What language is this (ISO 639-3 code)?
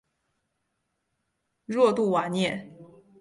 zho